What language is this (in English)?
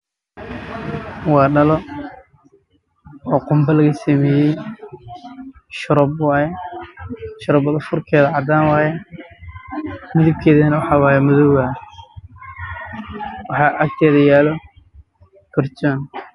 Somali